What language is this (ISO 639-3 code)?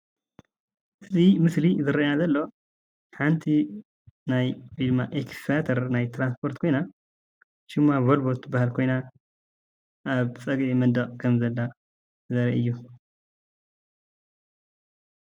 tir